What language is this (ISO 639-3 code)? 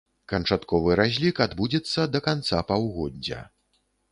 bel